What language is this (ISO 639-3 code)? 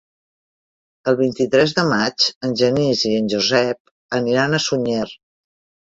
cat